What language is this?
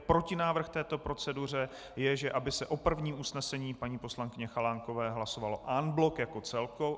Czech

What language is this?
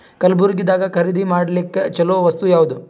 Kannada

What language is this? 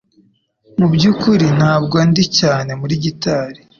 Kinyarwanda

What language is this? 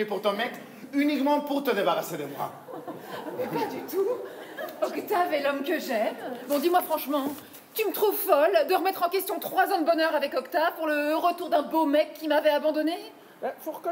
French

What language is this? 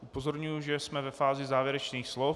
Czech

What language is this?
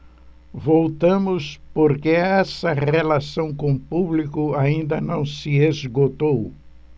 Portuguese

